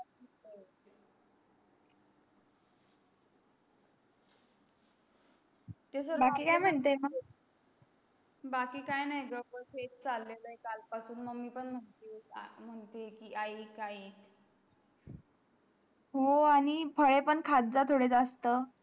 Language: Marathi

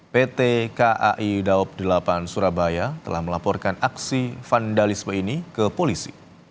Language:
Indonesian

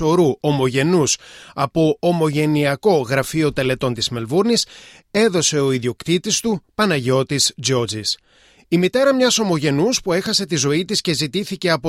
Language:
Greek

